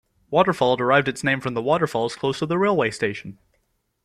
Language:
English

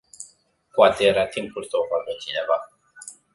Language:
Romanian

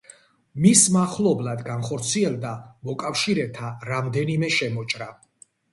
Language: Georgian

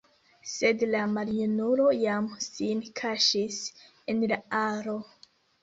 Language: Esperanto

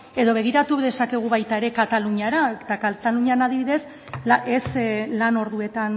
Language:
Basque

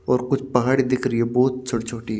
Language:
Hindi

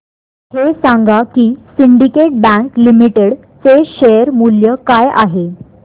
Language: Marathi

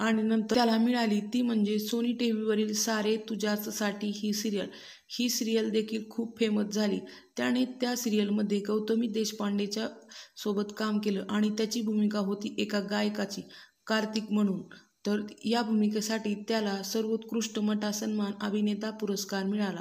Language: Romanian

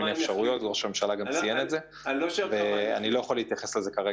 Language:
Hebrew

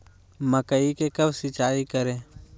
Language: Magahi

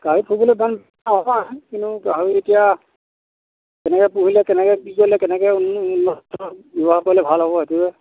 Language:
Assamese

